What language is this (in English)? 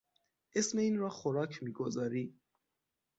Persian